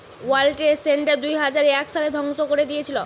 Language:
Bangla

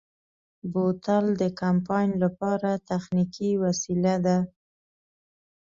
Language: Pashto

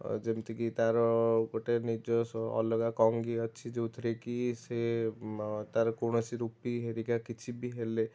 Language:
Odia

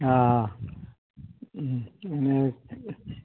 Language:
Gujarati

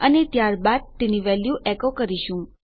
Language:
Gujarati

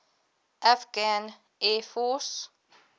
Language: English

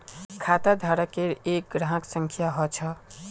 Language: Magahi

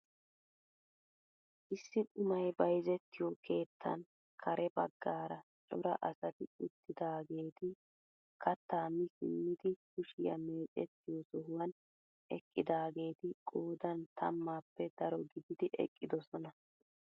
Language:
Wolaytta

